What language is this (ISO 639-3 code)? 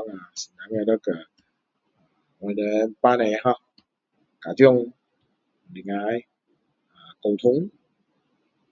cdo